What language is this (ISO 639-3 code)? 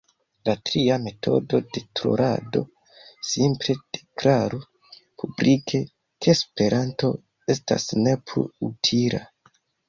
epo